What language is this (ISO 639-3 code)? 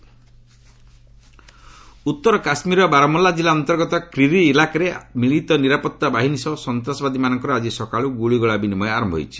ori